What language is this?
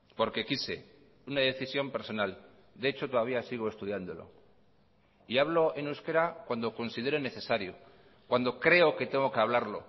Spanish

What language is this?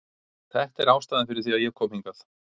Icelandic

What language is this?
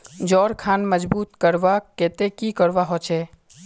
Magahi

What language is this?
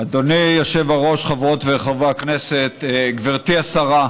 Hebrew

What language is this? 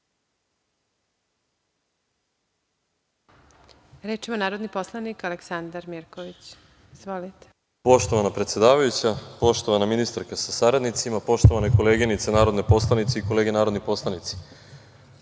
Serbian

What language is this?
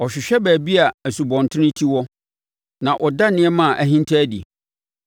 Akan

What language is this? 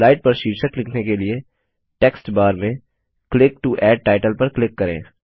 Hindi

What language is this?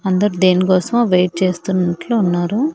Telugu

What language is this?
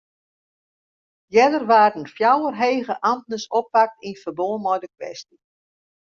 Western Frisian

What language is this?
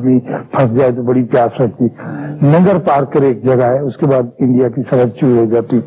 Urdu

